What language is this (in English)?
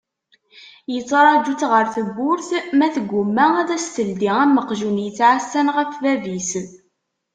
Kabyle